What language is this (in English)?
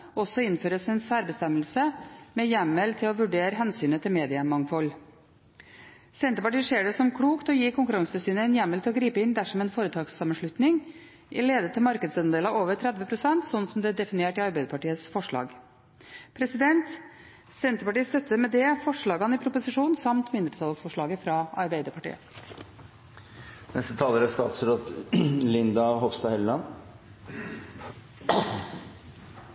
Norwegian Bokmål